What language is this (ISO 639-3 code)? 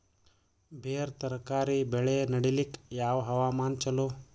kan